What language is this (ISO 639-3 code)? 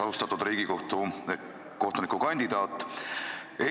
est